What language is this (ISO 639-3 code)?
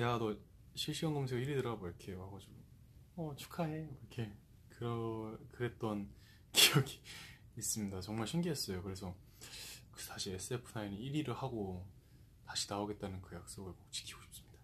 kor